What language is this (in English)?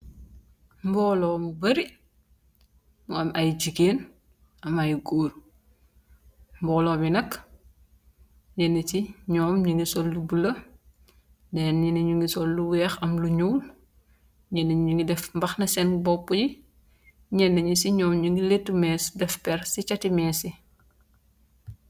Wolof